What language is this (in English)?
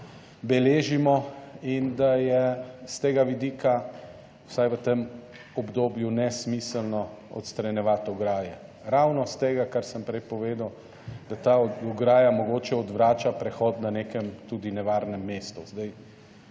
Slovenian